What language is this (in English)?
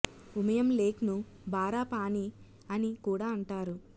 Telugu